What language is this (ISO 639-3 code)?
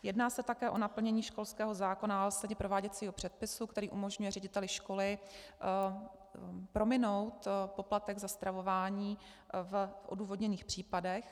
ces